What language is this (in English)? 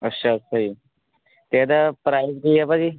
Punjabi